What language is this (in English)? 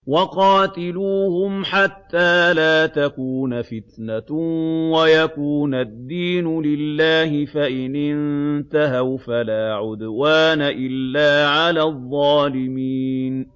Arabic